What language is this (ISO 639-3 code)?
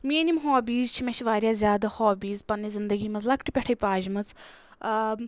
kas